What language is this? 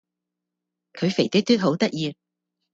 Cantonese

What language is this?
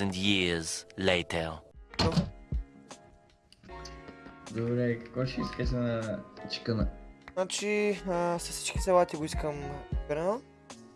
Bulgarian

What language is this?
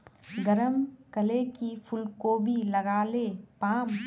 Magahi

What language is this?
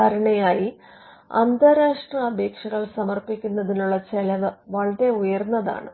Malayalam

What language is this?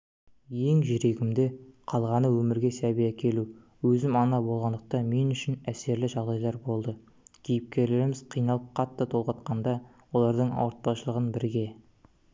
Kazakh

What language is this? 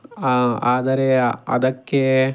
Kannada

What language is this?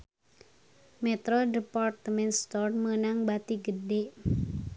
Sundanese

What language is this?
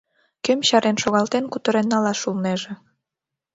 Mari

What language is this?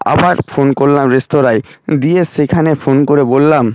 Bangla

